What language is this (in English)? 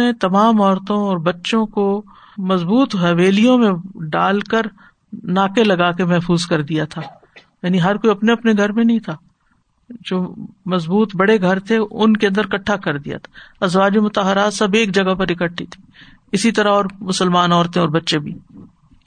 Urdu